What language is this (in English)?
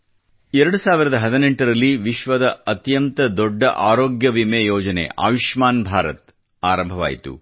Kannada